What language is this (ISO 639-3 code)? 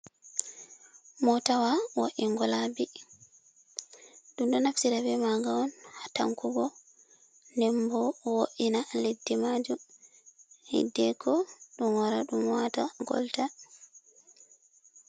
ful